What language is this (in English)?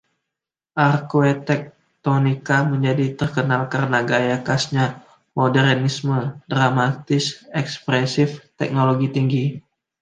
Indonesian